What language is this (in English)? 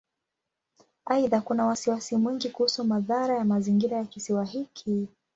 Swahili